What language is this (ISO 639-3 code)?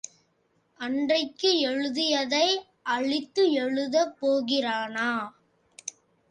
tam